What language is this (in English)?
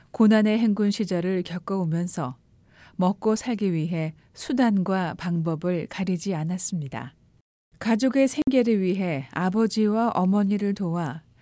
Korean